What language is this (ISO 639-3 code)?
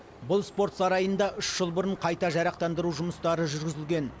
kaz